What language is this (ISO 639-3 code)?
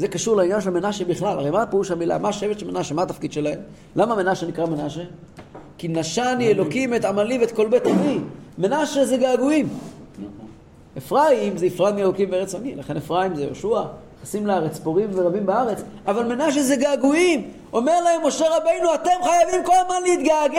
heb